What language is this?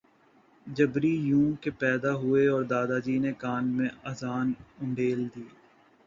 Urdu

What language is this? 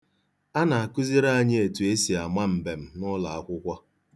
Igbo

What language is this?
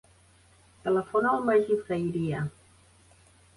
Catalan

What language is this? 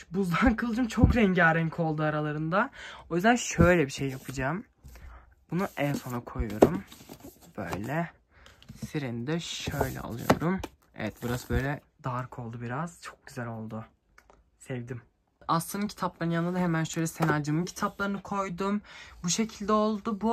Turkish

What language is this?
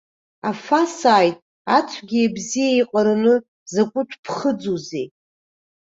Abkhazian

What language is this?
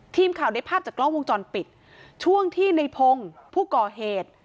Thai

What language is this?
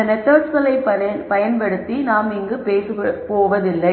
Tamil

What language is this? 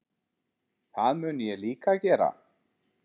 Icelandic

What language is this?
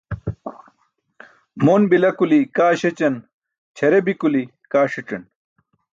Burushaski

